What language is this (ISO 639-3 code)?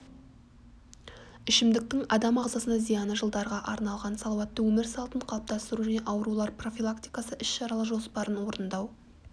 kaz